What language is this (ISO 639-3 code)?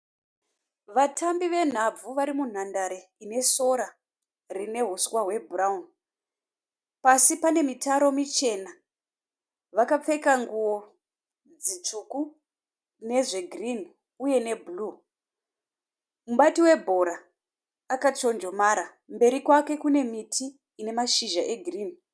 sna